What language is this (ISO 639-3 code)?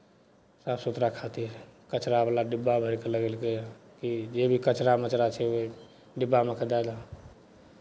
mai